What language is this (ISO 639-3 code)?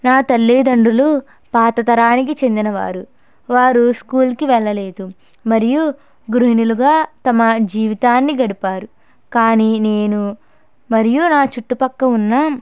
tel